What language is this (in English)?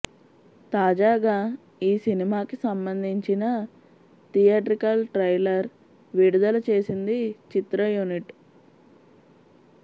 Telugu